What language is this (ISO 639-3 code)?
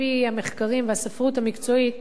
heb